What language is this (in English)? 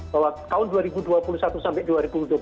Indonesian